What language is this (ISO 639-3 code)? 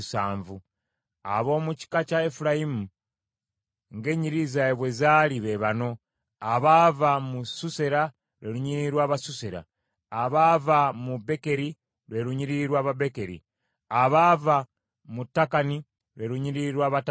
lug